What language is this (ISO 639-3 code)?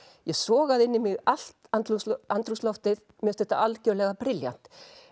isl